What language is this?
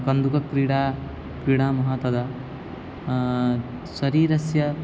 Sanskrit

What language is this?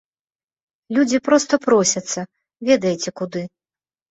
Belarusian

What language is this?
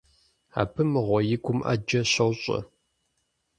Kabardian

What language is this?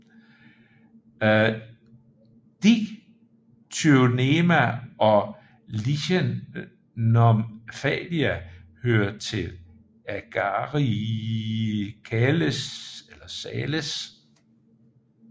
Danish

